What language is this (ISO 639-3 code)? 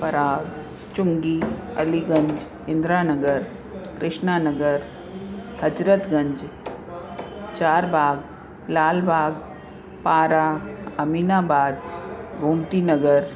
snd